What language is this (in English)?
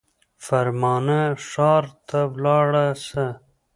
Pashto